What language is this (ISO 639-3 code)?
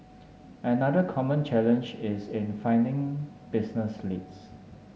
eng